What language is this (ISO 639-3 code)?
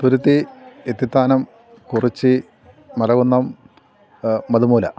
mal